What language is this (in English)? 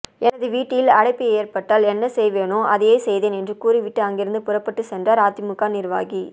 Tamil